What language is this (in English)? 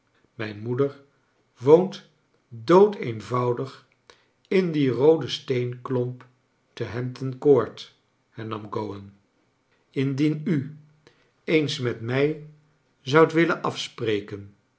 Dutch